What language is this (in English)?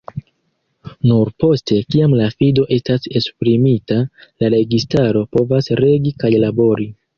Esperanto